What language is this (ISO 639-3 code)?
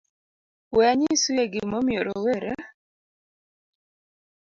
luo